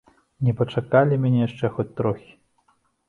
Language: Belarusian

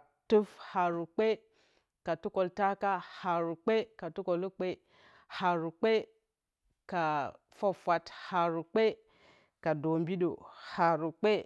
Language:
Bacama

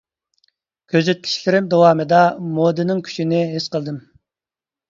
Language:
Uyghur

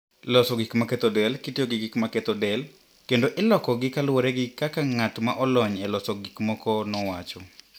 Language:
Luo (Kenya and Tanzania)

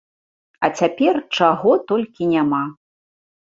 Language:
Belarusian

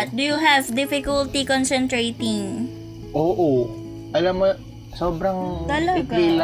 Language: Filipino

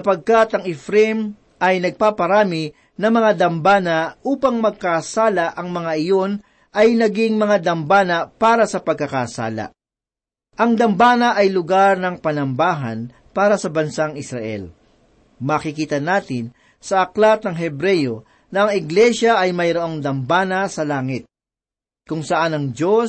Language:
Filipino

